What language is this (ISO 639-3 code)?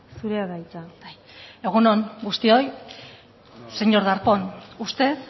eus